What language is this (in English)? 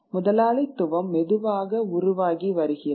Tamil